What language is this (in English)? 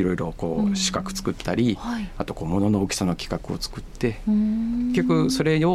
Japanese